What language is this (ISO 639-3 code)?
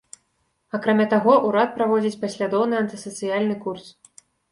bel